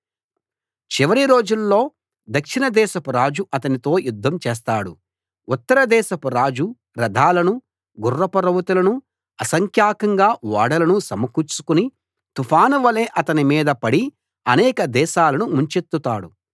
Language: Telugu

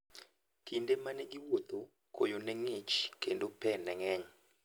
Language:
Luo (Kenya and Tanzania)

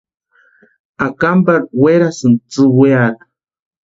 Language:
Western Highland Purepecha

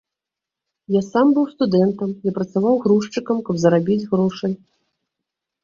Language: Belarusian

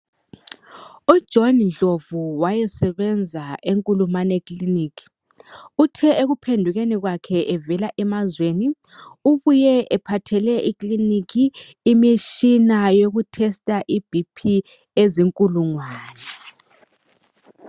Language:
North Ndebele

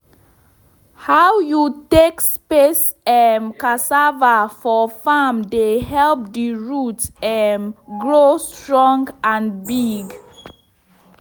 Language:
Nigerian Pidgin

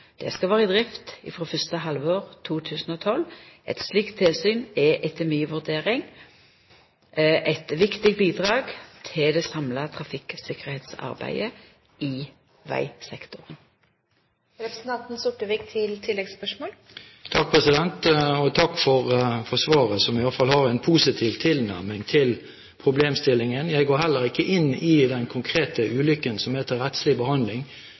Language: Norwegian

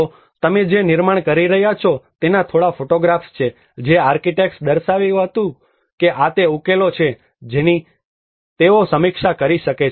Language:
Gujarati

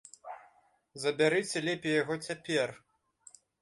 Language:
Belarusian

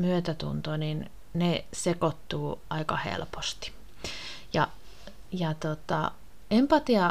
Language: Finnish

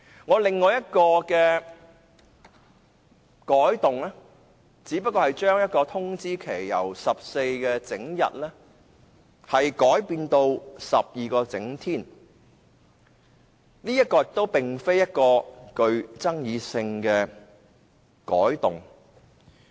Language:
Cantonese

